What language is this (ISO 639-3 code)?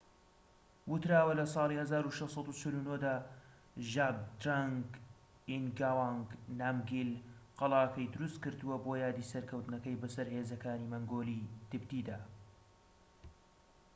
ckb